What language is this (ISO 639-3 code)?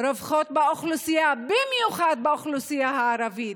heb